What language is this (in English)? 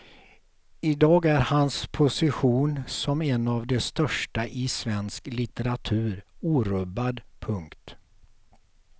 Swedish